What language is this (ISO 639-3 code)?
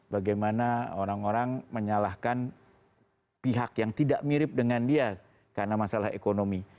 ind